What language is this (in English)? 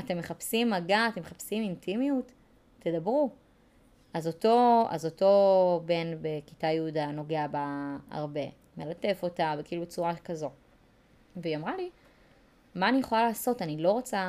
Hebrew